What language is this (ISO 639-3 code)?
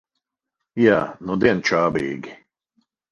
lav